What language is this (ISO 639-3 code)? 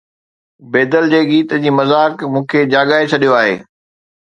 snd